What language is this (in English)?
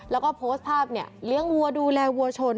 Thai